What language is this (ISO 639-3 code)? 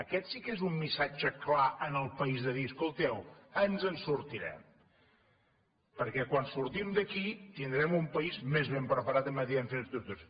cat